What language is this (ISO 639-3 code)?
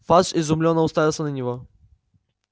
rus